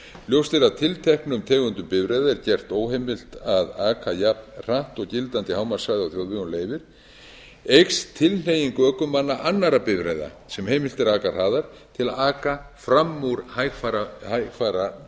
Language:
Icelandic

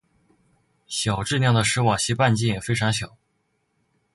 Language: Chinese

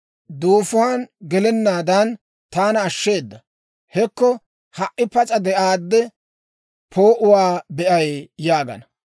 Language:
Dawro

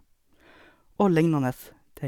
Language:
Norwegian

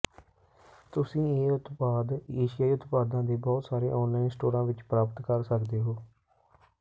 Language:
Punjabi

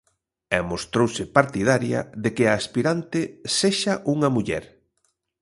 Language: Galician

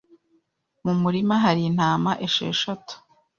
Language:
Kinyarwanda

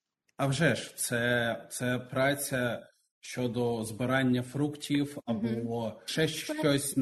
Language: Ukrainian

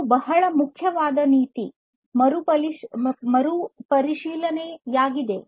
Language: Kannada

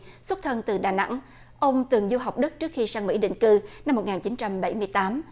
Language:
Vietnamese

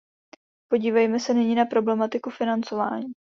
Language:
Czech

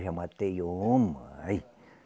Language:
Portuguese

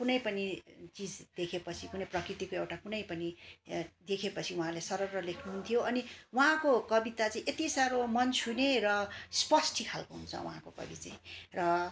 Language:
Nepali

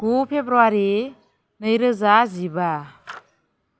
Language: Bodo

